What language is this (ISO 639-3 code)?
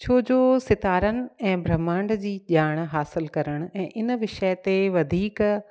snd